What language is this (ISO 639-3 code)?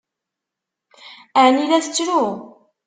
kab